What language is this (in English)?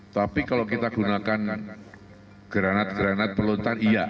Indonesian